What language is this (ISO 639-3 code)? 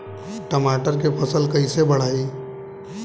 bho